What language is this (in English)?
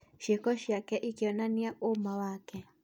Kikuyu